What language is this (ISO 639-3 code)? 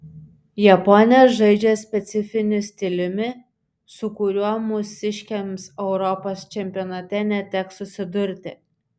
lit